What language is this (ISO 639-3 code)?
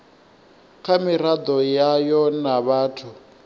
ven